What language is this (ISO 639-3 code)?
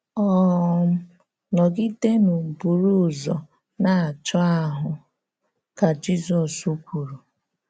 ibo